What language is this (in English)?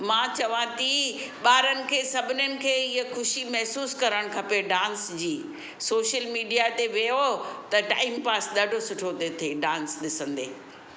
Sindhi